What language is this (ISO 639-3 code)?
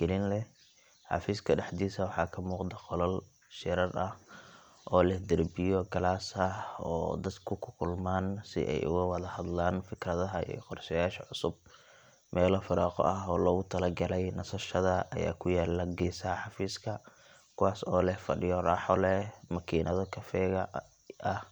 som